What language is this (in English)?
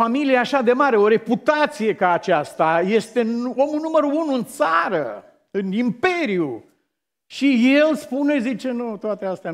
Romanian